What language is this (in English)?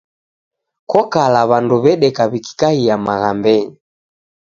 Taita